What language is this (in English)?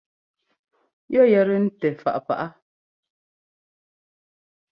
Ngomba